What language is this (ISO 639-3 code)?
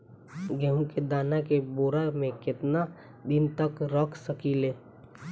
bho